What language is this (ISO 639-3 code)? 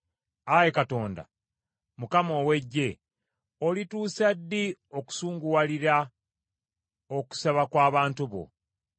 lug